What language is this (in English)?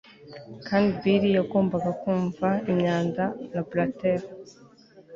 Kinyarwanda